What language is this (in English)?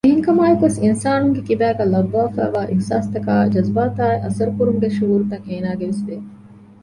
Divehi